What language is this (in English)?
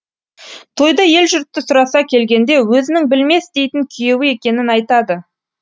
Kazakh